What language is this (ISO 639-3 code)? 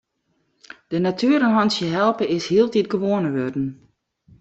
fry